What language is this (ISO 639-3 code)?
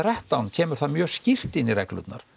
isl